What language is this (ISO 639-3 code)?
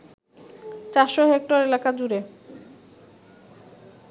ben